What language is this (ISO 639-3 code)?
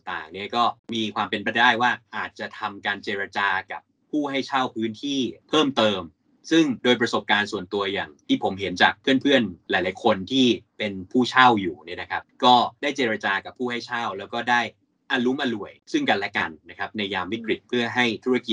tha